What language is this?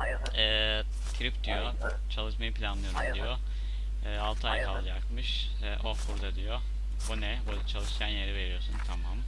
Turkish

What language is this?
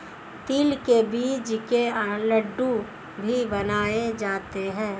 Hindi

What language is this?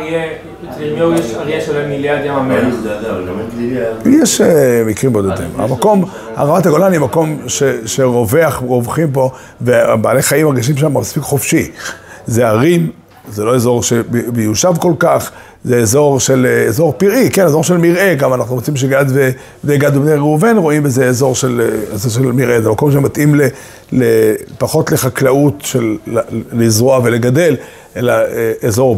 Hebrew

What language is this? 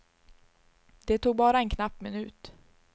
Swedish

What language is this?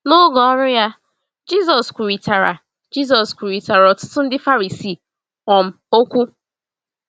Igbo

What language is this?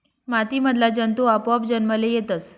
Marathi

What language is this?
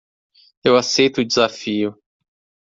Portuguese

